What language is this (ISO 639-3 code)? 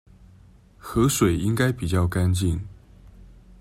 zho